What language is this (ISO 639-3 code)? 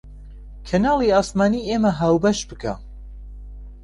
ckb